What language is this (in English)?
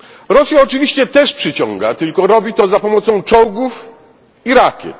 Polish